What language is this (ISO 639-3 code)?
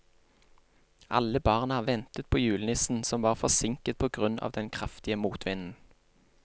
nor